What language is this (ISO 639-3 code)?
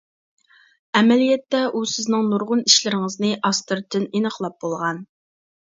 uig